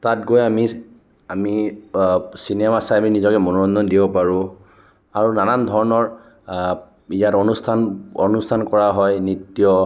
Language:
Assamese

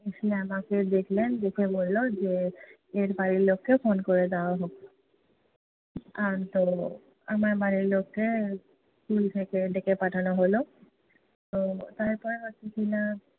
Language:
Bangla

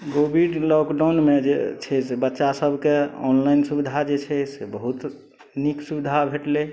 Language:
Maithili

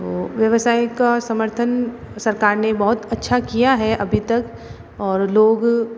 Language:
Hindi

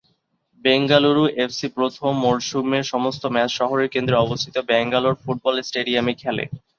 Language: Bangla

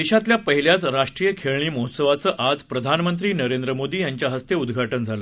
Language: Marathi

